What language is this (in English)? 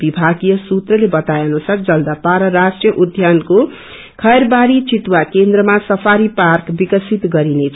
Nepali